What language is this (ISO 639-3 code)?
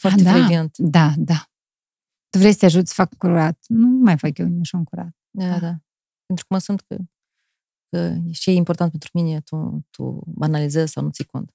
ron